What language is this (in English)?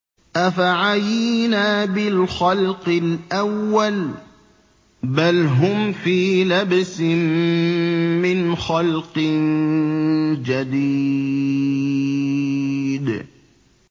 Arabic